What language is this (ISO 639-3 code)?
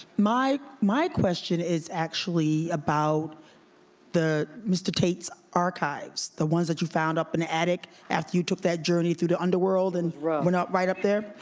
eng